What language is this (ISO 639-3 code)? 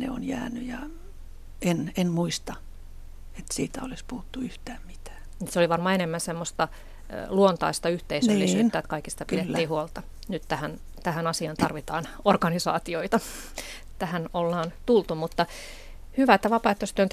fin